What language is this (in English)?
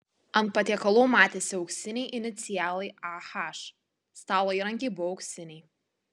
Lithuanian